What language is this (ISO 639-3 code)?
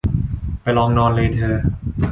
tha